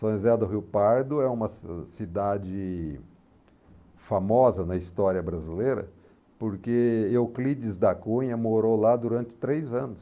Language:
Portuguese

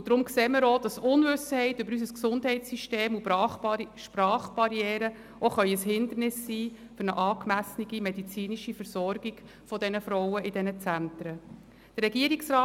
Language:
Swiss German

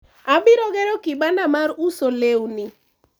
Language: Luo (Kenya and Tanzania)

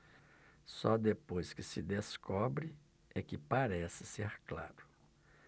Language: Portuguese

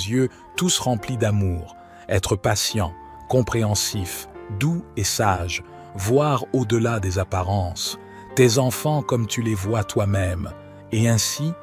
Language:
French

